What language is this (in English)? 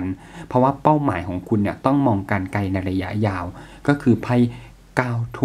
Thai